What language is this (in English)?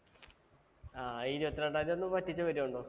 Malayalam